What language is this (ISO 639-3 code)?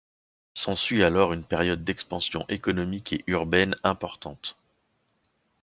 fra